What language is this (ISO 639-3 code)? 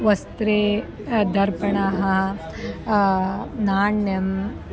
san